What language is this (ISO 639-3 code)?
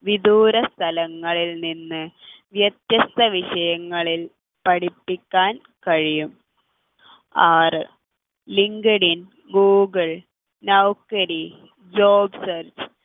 mal